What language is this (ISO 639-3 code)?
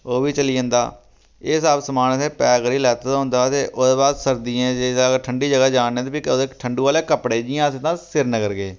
doi